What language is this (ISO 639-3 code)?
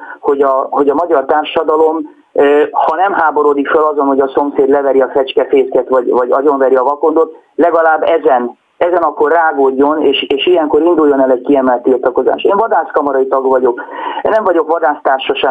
hun